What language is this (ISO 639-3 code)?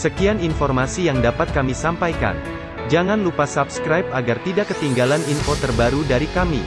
ind